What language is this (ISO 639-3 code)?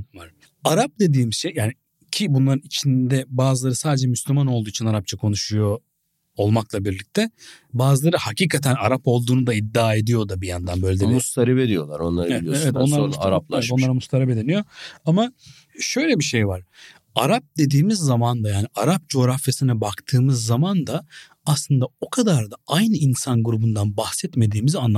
tur